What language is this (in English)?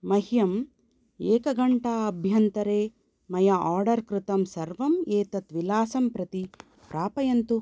Sanskrit